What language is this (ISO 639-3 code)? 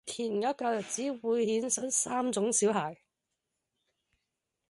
yue